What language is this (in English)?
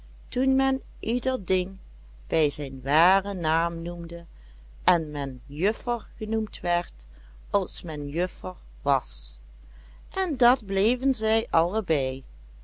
Dutch